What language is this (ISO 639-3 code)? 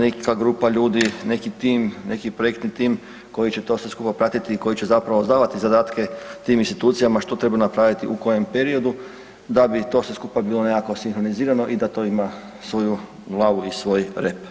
hrv